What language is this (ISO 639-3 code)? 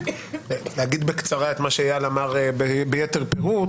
heb